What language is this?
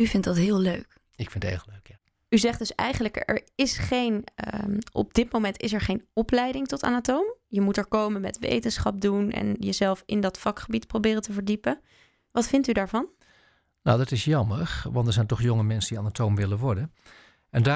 Dutch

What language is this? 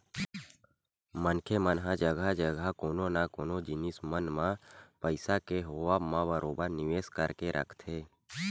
Chhattisgarhi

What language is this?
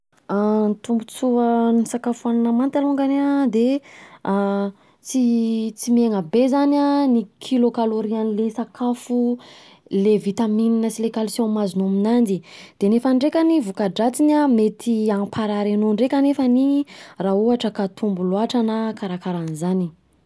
Southern Betsimisaraka Malagasy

